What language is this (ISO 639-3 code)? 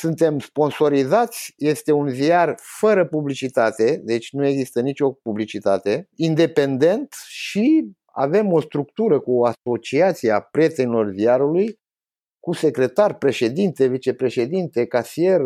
ron